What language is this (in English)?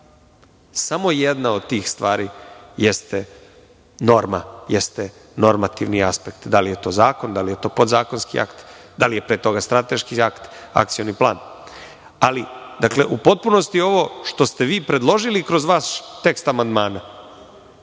Serbian